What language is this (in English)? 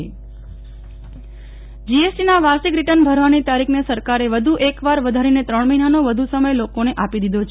Gujarati